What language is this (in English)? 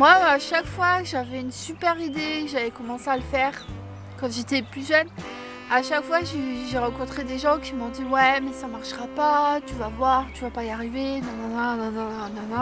French